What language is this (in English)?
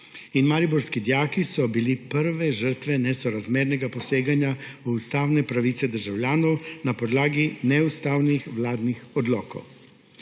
Slovenian